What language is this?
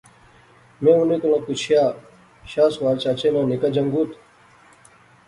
Pahari-Potwari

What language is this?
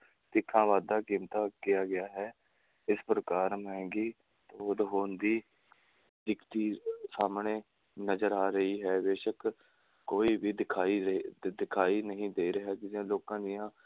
Punjabi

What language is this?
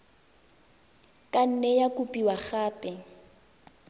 Tswana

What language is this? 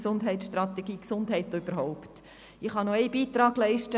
Swiss German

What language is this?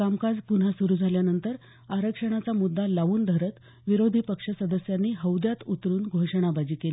Marathi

